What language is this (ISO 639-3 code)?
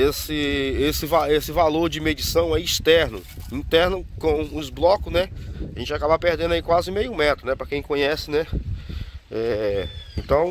por